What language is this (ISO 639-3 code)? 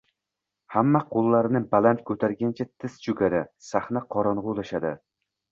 uzb